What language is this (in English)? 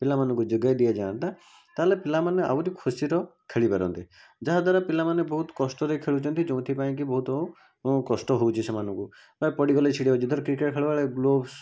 Odia